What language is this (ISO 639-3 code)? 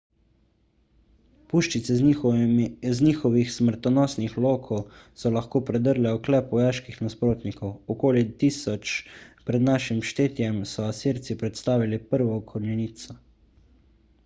slv